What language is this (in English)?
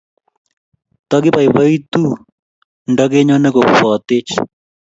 Kalenjin